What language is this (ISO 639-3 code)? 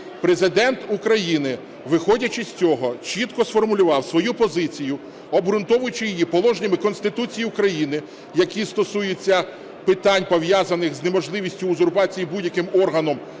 ukr